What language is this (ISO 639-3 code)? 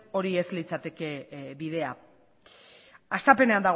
eus